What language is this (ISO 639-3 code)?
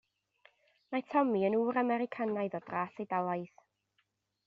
cym